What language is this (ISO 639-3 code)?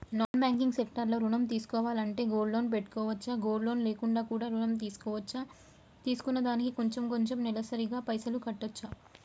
tel